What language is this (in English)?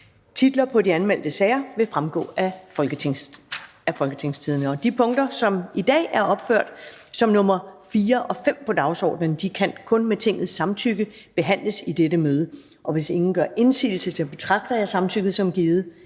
Danish